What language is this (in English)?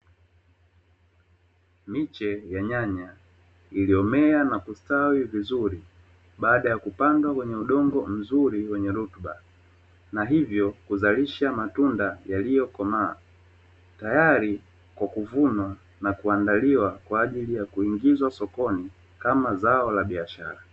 Swahili